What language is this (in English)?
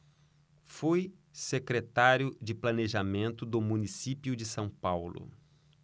Portuguese